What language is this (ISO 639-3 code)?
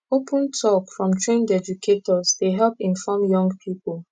pcm